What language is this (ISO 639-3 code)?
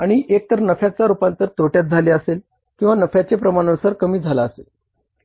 mar